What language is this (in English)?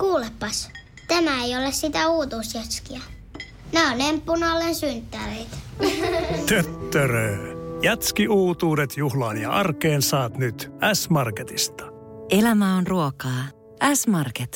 Finnish